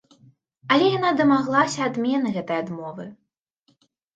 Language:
Belarusian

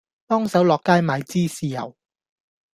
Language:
Cantonese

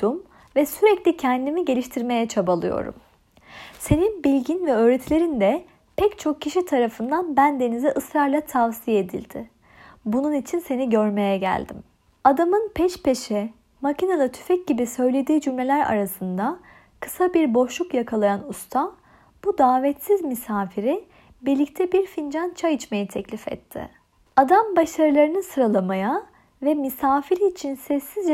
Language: Turkish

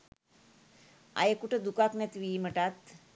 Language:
Sinhala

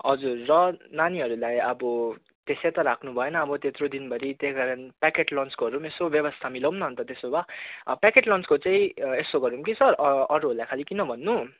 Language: Nepali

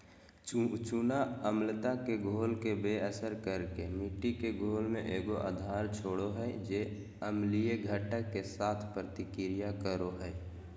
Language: Magahi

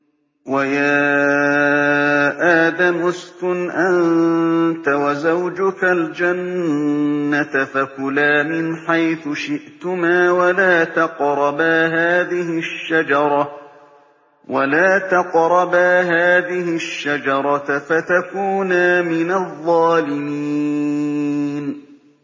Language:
Arabic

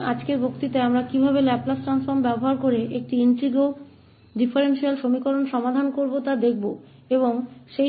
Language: Hindi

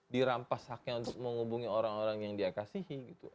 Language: Indonesian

